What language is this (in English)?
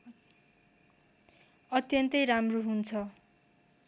Nepali